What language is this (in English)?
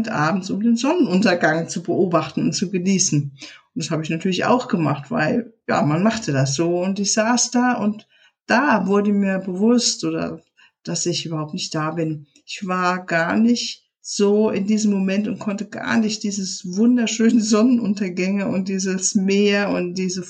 German